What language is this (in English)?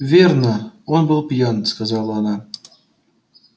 Russian